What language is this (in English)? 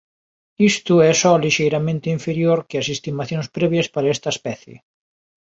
Galician